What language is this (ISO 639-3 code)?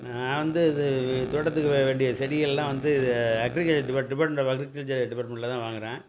tam